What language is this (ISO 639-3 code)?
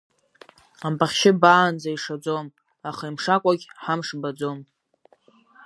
abk